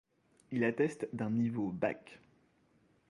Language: French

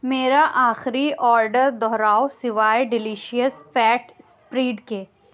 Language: Urdu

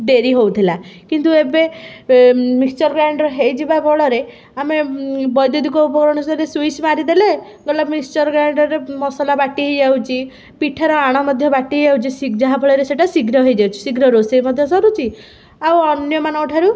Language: Odia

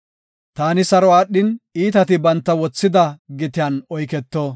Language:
Gofa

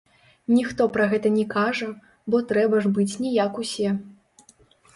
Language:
Belarusian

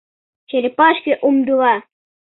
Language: Mari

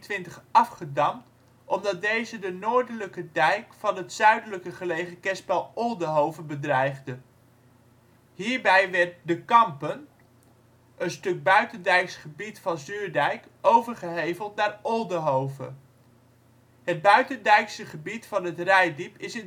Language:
Dutch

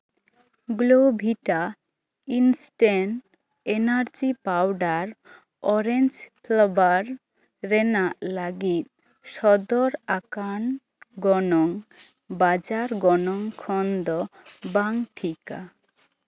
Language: Santali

